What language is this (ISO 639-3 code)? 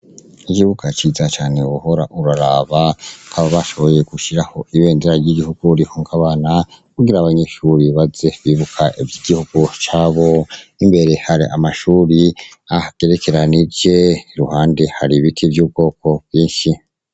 run